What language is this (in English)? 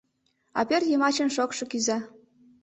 Mari